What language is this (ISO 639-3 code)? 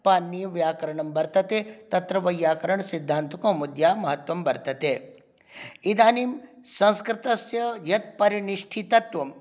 san